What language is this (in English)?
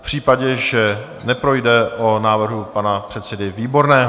Czech